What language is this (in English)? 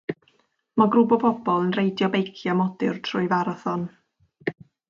Welsh